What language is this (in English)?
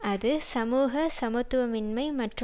Tamil